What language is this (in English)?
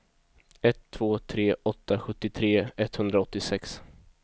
Swedish